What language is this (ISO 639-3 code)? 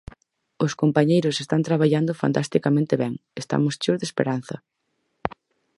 glg